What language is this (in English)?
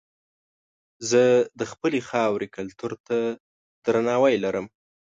Pashto